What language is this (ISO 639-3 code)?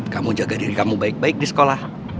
ind